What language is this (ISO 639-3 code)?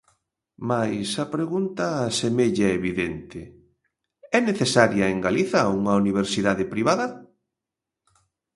glg